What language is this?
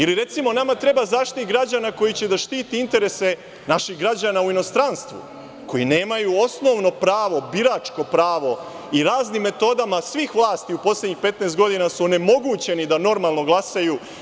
Serbian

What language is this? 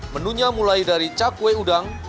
Indonesian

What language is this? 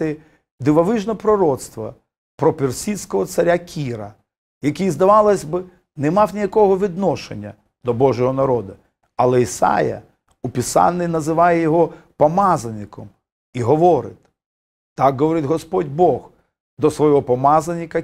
Ukrainian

